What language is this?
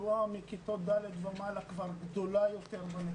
Hebrew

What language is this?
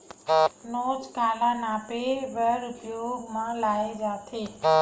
Chhattisgarhi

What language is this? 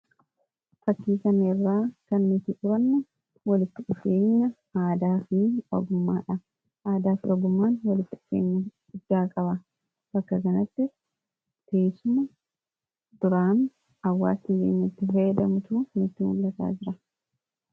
Oromo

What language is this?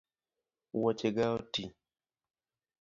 Luo (Kenya and Tanzania)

